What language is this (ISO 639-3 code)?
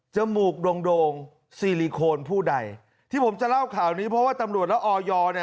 tha